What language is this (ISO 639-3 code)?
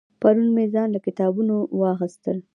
pus